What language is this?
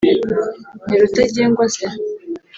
Kinyarwanda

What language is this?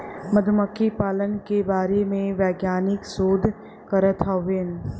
Bhojpuri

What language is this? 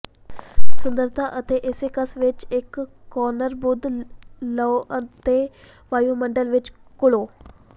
Punjabi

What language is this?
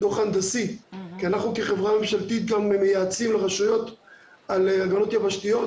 Hebrew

